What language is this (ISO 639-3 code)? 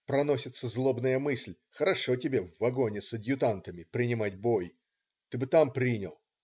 rus